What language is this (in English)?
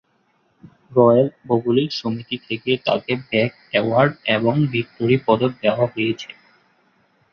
Bangla